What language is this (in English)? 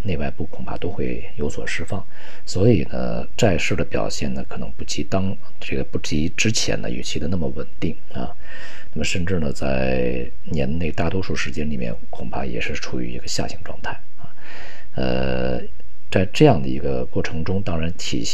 Chinese